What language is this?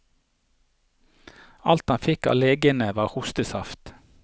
Norwegian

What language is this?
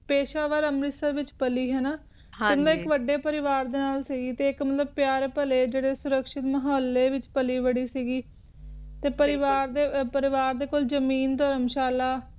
Punjabi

